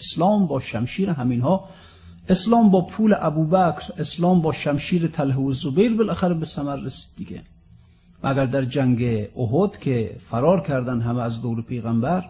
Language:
Persian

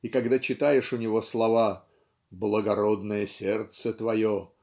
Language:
Russian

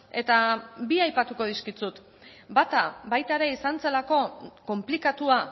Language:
Basque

